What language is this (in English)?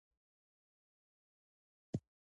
Pashto